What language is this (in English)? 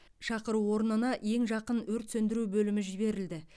Kazakh